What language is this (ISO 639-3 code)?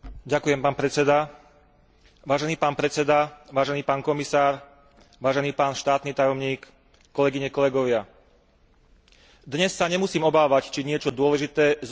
slk